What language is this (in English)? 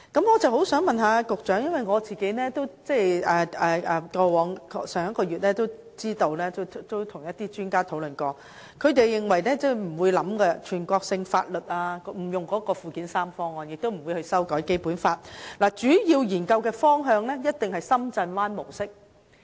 Cantonese